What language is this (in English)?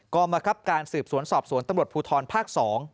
Thai